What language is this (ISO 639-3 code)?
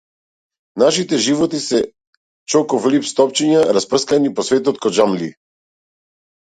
mkd